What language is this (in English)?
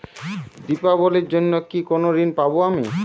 Bangla